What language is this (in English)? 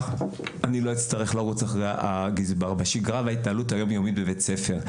Hebrew